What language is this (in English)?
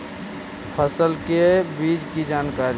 Magahi